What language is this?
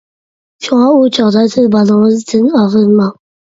Uyghur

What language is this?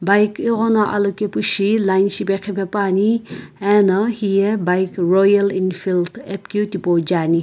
Sumi Naga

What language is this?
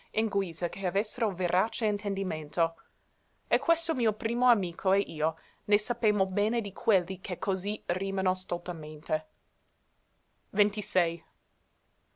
Italian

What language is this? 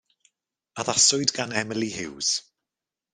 Welsh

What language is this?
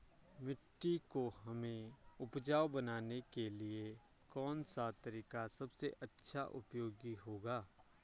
Hindi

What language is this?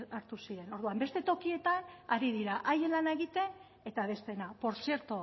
Basque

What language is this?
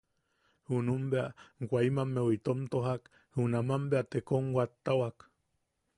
Yaqui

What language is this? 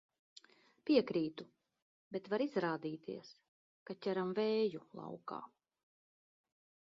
Latvian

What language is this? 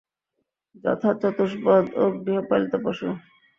Bangla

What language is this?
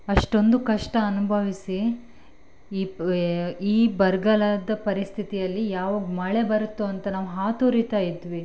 Kannada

